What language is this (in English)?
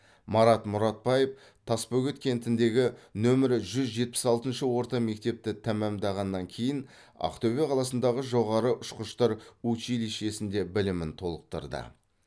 Kazakh